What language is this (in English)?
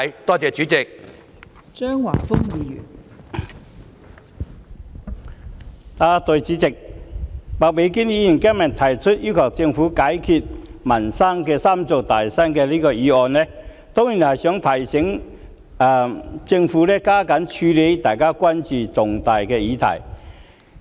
Cantonese